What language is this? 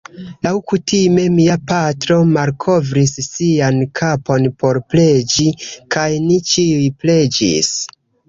Esperanto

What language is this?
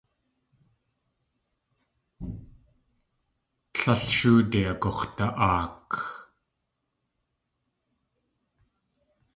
Tlingit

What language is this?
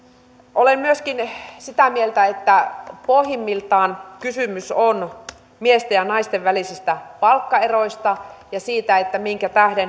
Finnish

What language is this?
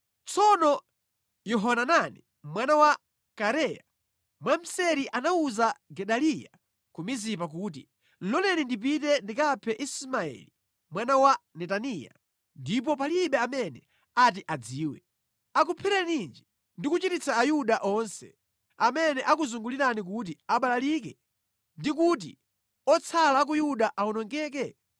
Nyanja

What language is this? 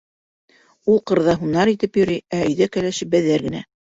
Bashkir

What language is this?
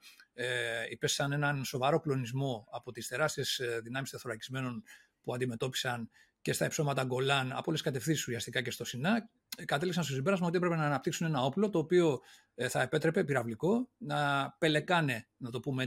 Greek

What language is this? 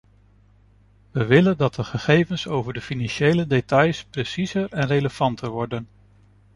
Dutch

